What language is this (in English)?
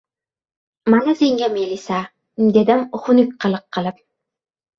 Uzbek